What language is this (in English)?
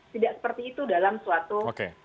Indonesian